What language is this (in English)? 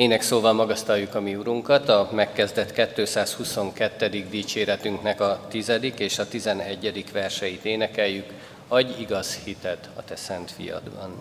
Hungarian